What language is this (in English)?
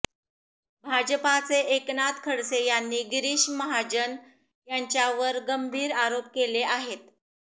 Marathi